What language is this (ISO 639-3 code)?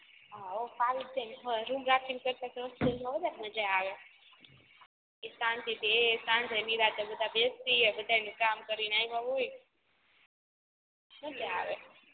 guj